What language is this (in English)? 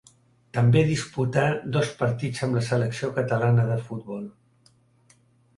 Catalan